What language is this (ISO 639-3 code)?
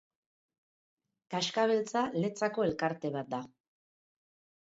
eus